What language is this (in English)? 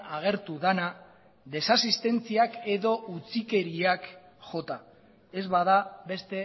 Basque